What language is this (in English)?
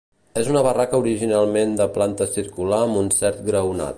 Catalan